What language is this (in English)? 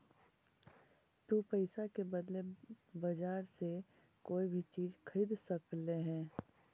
Magahi